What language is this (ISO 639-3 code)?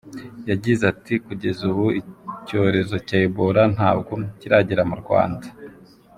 kin